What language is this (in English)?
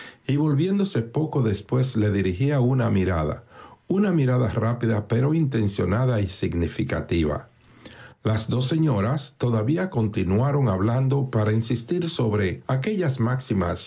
Spanish